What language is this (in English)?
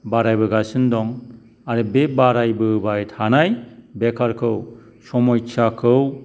Bodo